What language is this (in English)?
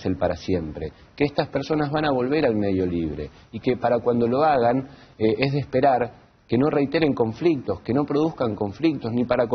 Spanish